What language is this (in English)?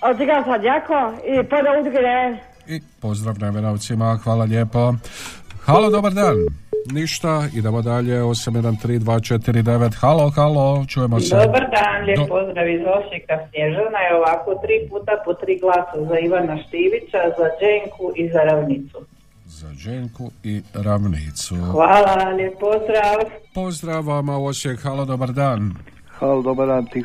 Croatian